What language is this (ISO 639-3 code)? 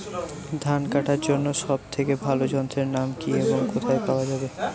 ben